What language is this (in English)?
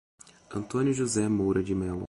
Portuguese